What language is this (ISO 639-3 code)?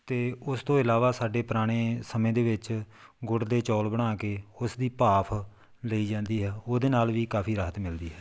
pan